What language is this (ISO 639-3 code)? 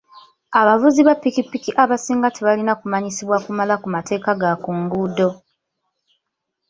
lug